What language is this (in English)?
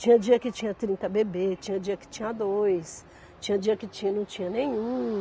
Portuguese